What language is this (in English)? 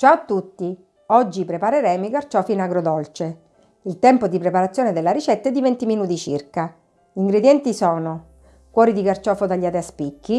Italian